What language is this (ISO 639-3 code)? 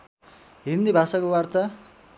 nep